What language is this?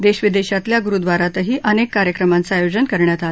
Marathi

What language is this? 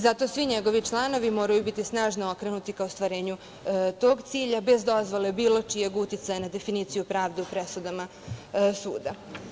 Serbian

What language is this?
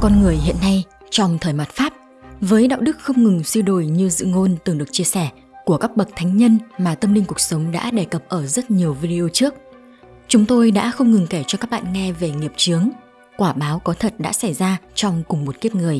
Vietnamese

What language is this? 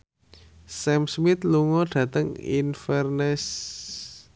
Javanese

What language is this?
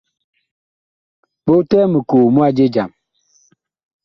Bakoko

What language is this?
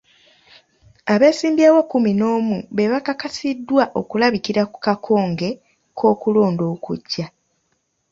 Ganda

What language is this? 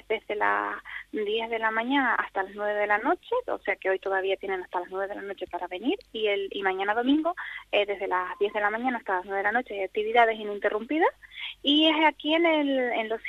Spanish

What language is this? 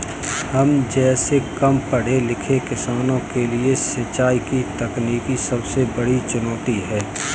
Hindi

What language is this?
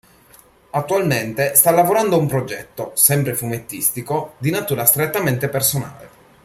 Italian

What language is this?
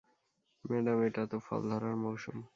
Bangla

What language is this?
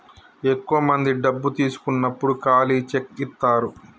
Telugu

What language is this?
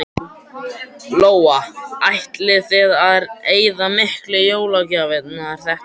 Icelandic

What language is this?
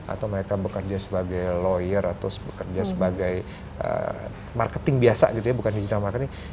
Indonesian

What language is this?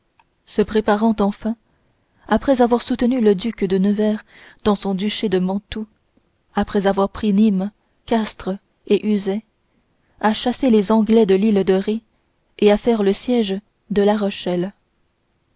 French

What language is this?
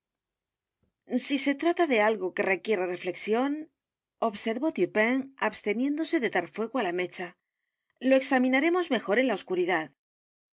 Spanish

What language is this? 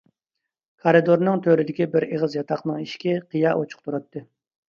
Uyghur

